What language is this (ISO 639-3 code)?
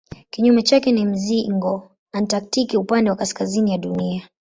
swa